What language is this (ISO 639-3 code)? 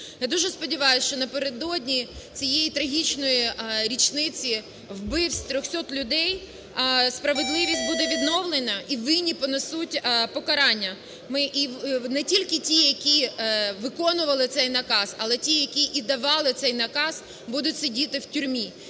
ukr